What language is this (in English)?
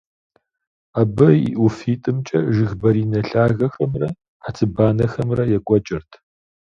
Kabardian